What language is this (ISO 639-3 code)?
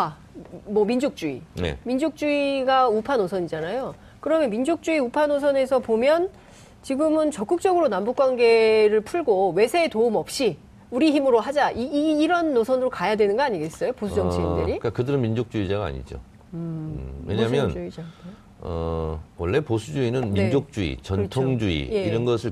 kor